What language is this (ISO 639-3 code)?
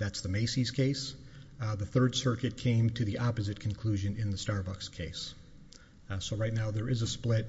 eng